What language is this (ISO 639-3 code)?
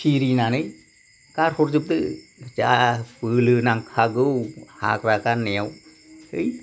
brx